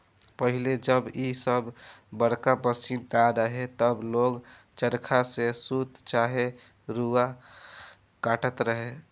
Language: Bhojpuri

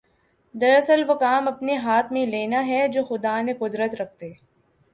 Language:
Urdu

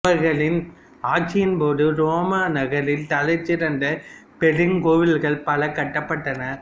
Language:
Tamil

